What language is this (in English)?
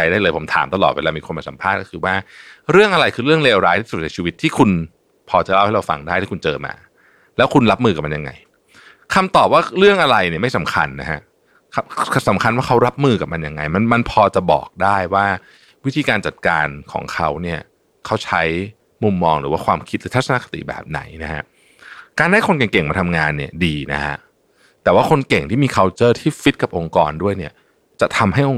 Thai